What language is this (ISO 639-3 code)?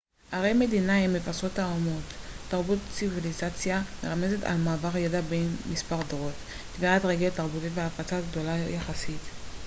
heb